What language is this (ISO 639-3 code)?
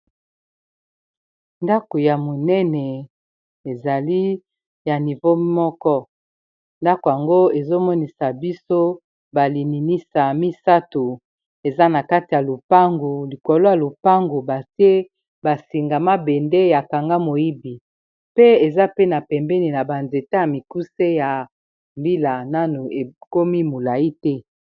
lin